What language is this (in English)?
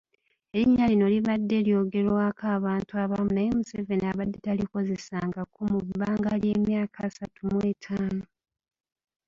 Ganda